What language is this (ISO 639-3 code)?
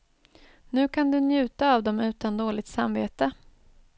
swe